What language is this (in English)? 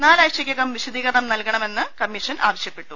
Malayalam